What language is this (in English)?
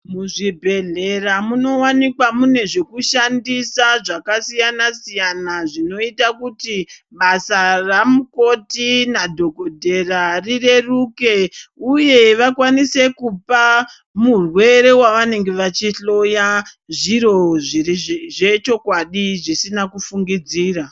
Ndau